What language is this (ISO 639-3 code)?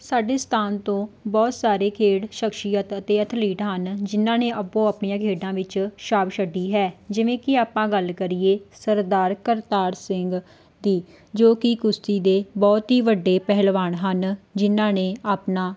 pan